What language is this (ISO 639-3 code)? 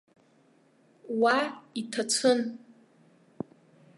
abk